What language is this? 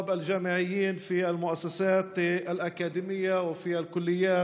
Hebrew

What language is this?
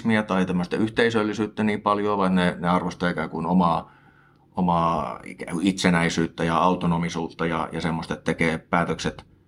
Finnish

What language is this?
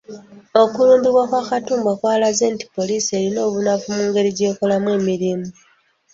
Ganda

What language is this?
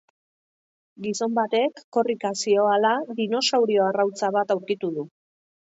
Basque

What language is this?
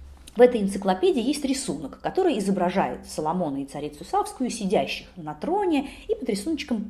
Russian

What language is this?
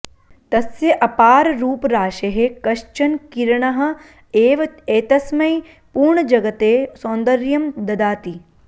Sanskrit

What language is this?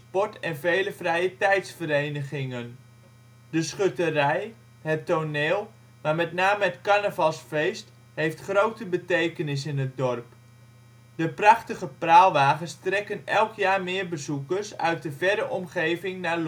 Dutch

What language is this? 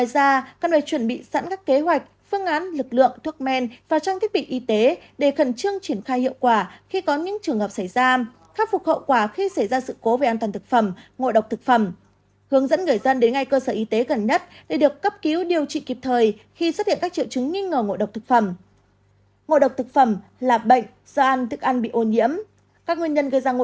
Vietnamese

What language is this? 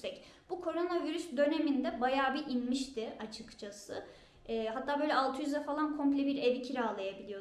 Turkish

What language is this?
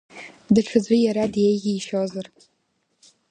Abkhazian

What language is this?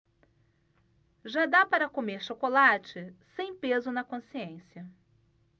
Portuguese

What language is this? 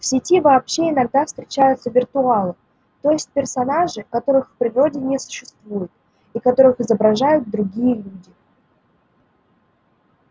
Russian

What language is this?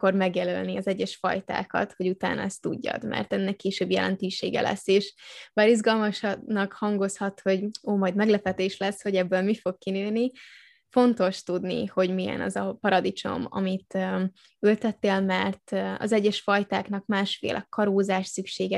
Hungarian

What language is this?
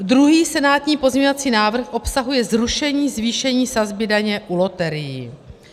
Czech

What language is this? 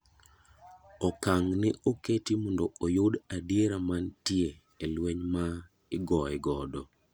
Luo (Kenya and Tanzania)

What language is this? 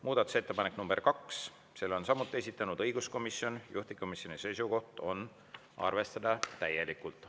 Estonian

